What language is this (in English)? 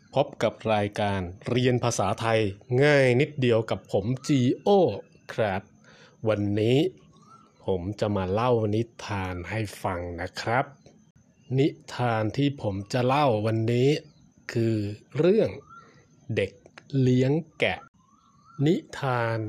Thai